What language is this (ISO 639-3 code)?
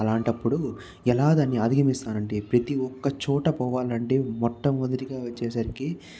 tel